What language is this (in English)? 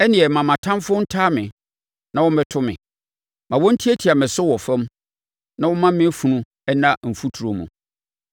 Akan